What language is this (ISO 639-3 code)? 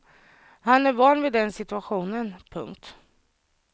swe